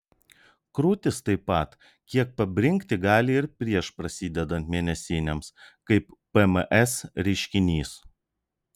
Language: Lithuanian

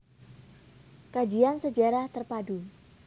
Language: Javanese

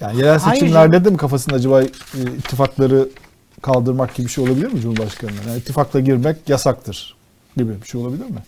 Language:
Turkish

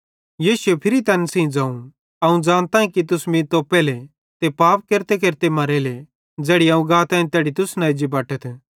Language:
Bhadrawahi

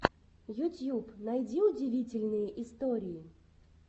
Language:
Russian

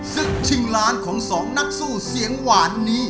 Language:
Thai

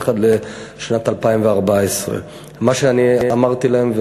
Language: Hebrew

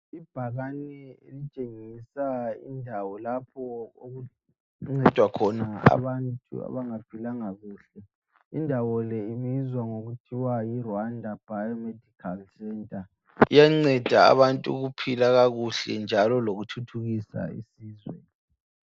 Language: North Ndebele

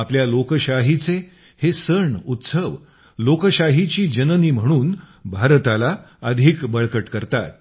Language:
Marathi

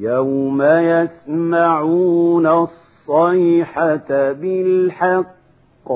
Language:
Arabic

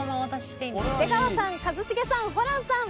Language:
Japanese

